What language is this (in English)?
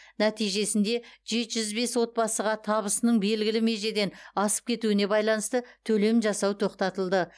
Kazakh